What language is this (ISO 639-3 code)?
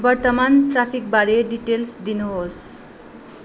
nep